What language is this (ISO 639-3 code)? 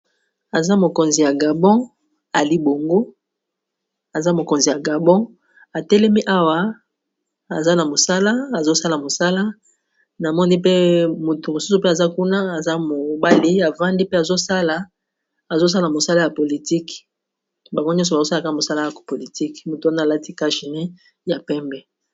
lin